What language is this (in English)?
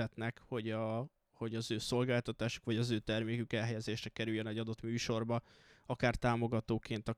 Hungarian